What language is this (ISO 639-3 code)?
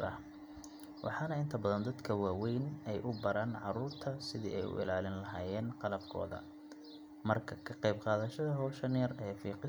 som